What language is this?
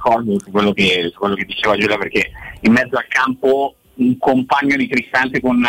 Italian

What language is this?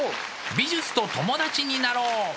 Japanese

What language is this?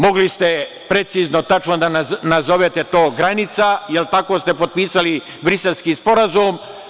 Serbian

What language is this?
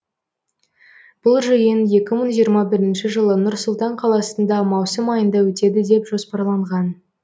Kazakh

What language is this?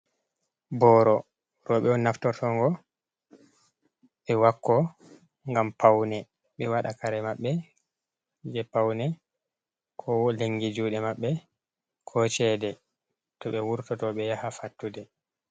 Fula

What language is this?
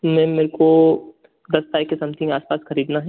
Hindi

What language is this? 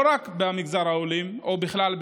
Hebrew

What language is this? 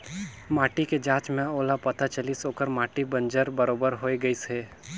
Chhattisgarhi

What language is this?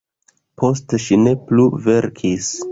Esperanto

